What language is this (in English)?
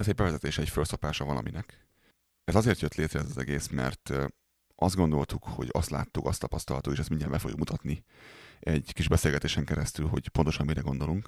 Hungarian